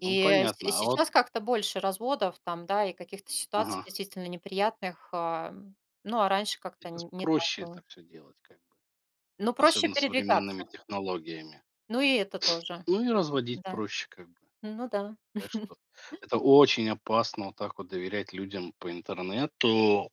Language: Russian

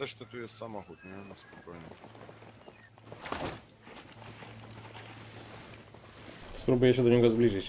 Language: Polish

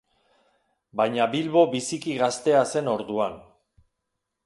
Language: Basque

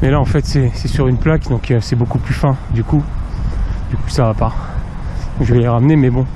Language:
French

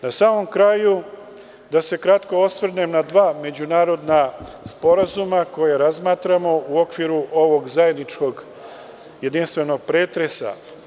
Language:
Serbian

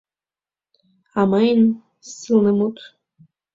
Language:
Mari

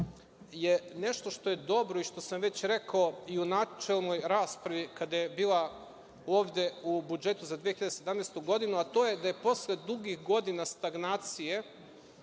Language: Serbian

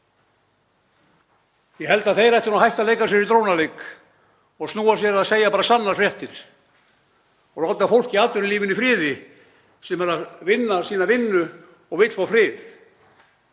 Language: Icelandic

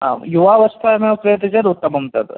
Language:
Sanskrit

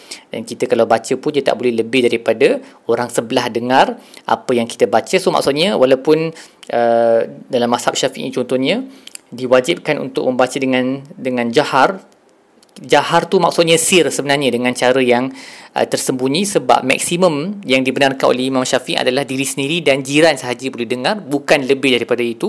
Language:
Malay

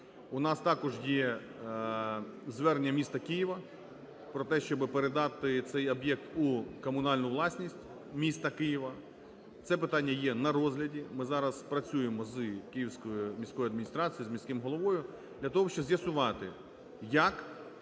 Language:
Ukrainian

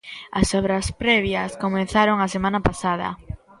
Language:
Galician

